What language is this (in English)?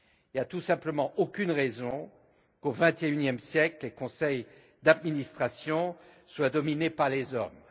French